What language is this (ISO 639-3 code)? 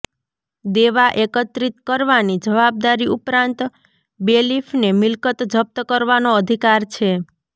guj